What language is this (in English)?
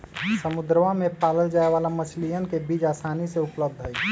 Magahi